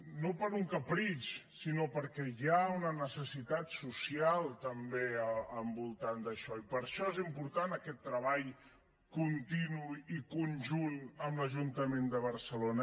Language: Catalan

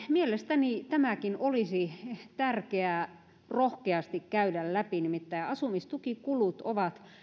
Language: Finnish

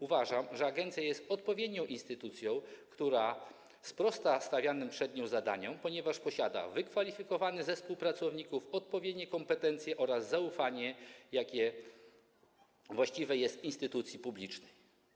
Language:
Polish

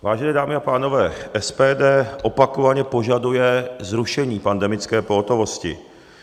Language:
Czech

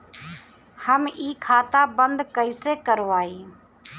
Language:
Bhojpuri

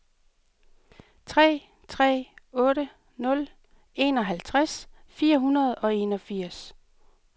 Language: Danish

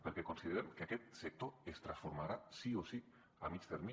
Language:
Catalan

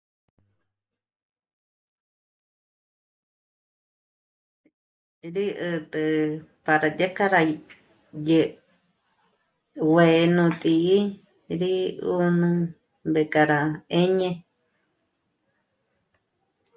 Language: Michoacán Mazahua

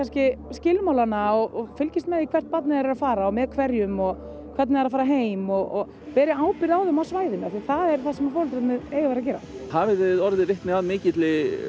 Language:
Icelandic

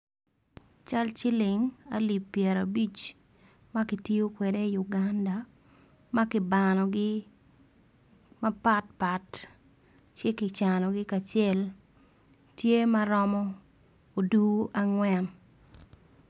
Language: Acoli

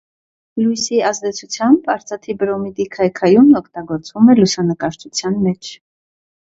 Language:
Armenian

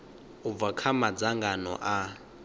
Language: Venda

